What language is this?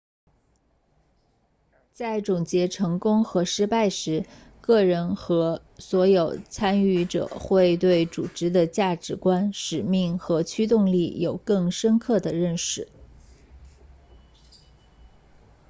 Chinese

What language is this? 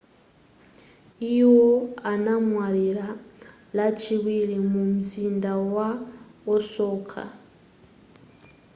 Nyanja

